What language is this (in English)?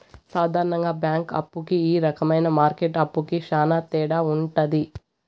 Telugu